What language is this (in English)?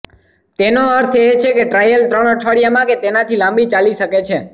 Gujarati